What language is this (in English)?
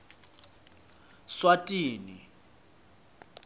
Swati